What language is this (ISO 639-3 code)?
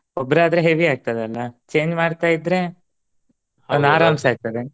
kan